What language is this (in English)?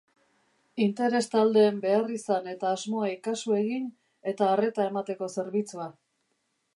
Basque